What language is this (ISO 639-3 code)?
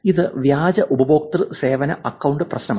mal